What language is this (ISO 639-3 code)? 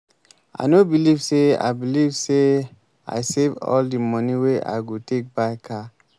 pcm